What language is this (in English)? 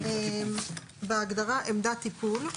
Hebrew